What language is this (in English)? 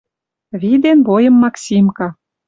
Western Mari